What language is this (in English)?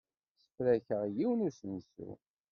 Kabyle